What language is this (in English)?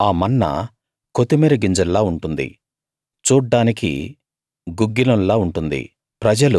Telugu